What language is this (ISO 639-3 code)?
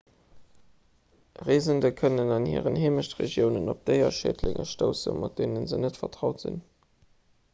ltz